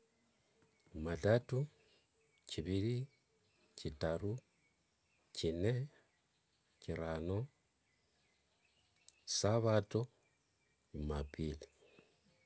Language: Wanga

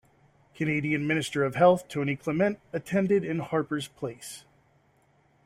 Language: English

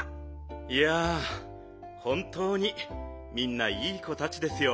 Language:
Japanese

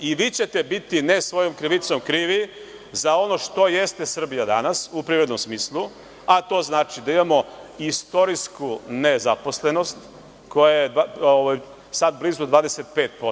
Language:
Serbian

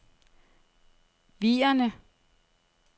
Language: Danish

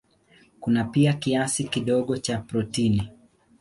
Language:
Swahili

